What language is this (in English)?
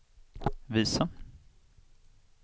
Swedish